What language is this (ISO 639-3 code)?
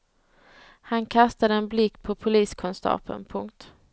swe